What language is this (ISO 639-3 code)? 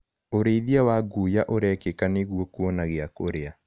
kik